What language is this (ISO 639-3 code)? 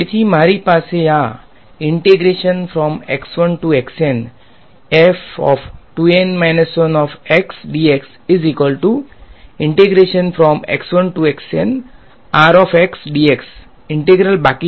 guj